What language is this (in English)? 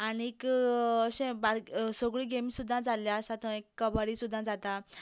Konkani